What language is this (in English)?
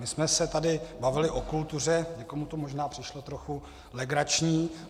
Czech